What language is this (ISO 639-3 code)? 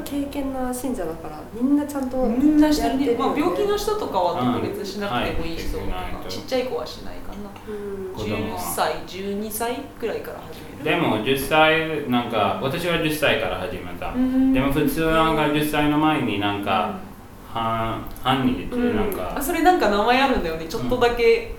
jpn